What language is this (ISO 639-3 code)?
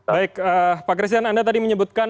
ind